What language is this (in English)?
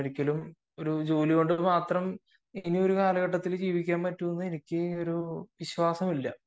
Malayalam